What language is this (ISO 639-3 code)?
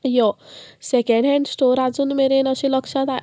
kok